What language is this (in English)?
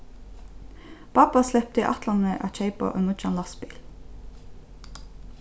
Faroese